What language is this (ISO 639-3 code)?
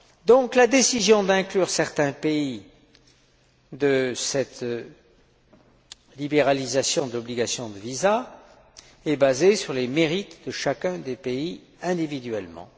fra